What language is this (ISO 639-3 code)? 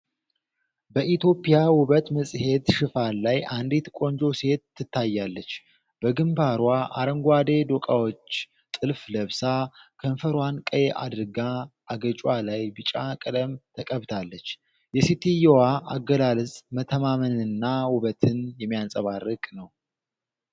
amh